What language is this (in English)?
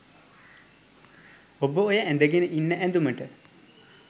Sinhala